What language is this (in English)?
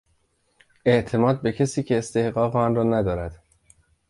Persian